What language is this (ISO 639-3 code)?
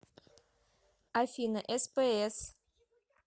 rus